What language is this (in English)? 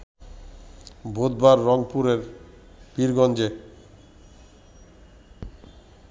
Bangla